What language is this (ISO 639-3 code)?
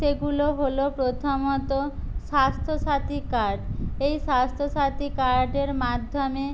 ben